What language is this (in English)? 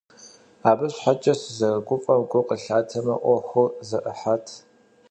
Kabardian